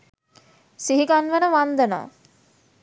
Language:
Sinhala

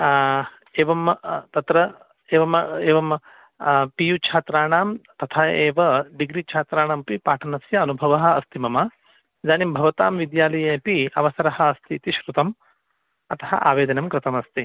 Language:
Sanskrit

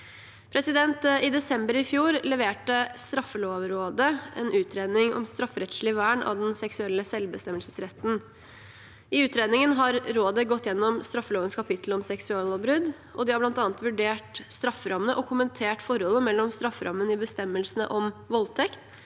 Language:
Norwegian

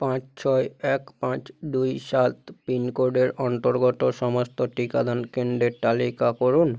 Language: Bangla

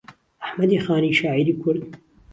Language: Central Kurdish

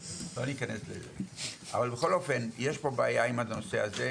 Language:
Hebrew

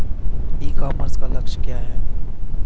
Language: Hindi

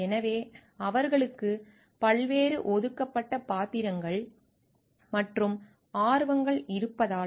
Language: Tamil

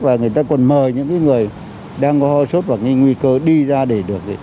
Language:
Vietnamese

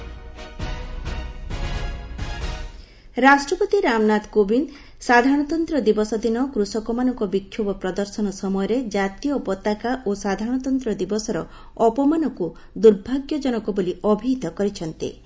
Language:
Odia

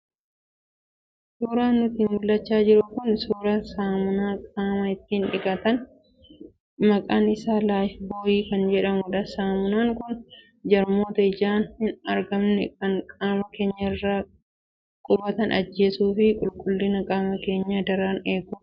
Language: Oromo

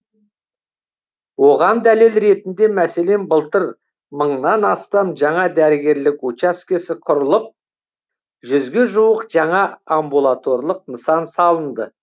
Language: Kazakh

